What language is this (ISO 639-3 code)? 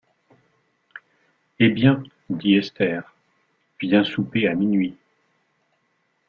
fra